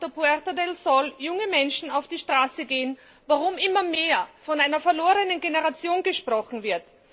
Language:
German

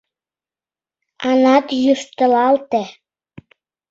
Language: Mari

